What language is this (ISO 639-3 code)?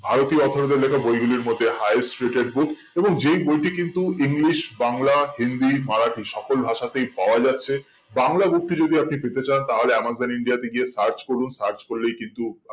ben